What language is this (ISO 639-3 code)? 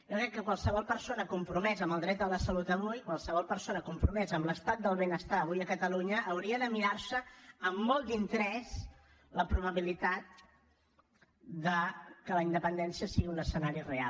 cat